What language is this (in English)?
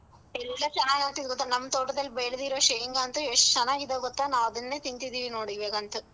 Kannada